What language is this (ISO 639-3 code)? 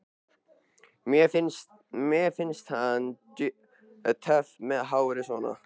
isl